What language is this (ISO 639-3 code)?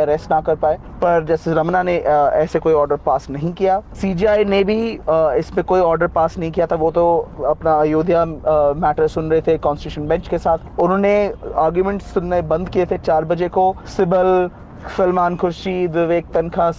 hin